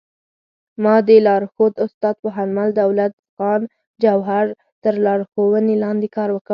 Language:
Pashto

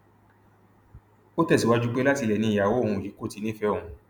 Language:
Yoruba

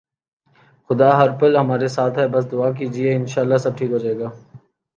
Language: Urdu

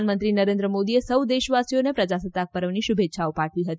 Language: Gujarati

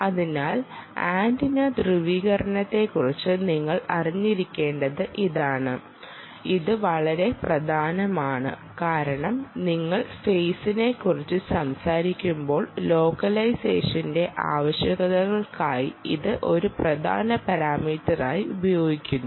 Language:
Malayalam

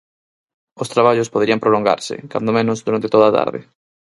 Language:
Galician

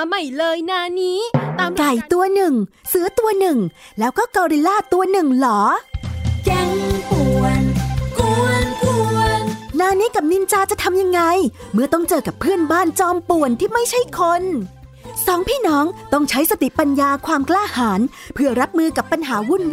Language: Thai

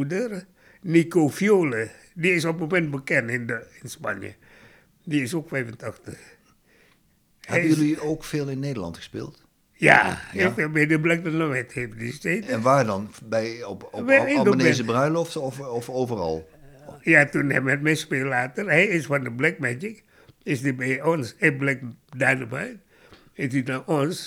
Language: Dutch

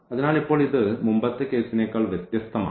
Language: Malayalam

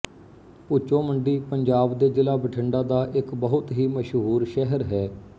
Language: Punjabi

